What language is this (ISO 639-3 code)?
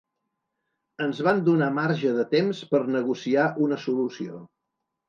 cat